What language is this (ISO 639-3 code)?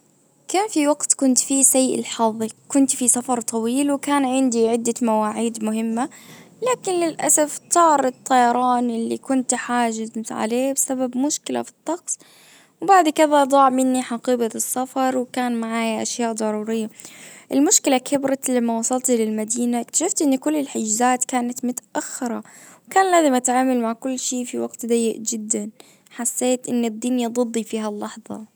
ars